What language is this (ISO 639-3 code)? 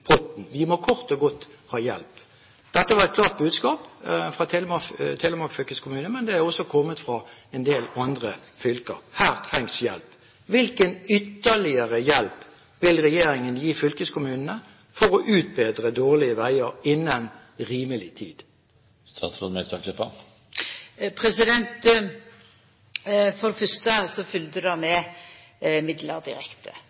nor